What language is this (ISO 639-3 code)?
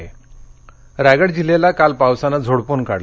mar